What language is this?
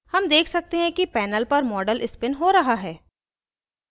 Hindi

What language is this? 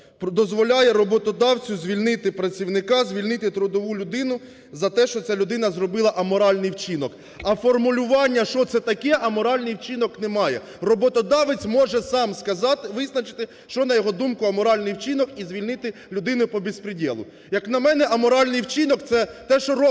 Ukrainian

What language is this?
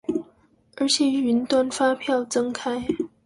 Chinese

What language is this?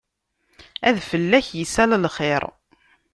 Kabyle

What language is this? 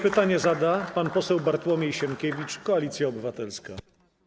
Polish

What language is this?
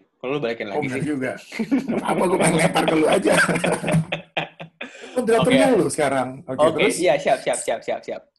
Indonesian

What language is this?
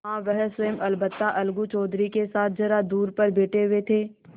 Hindi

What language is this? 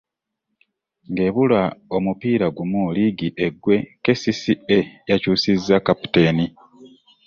Ganda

